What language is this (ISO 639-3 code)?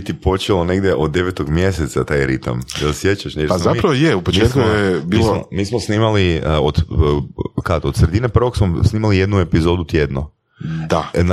hrv